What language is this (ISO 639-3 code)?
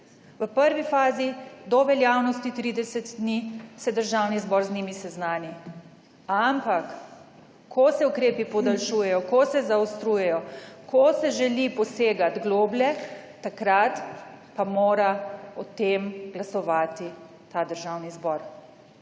slv